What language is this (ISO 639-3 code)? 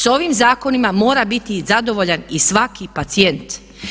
hrv